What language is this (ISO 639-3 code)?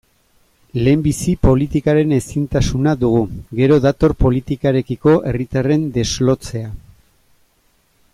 eus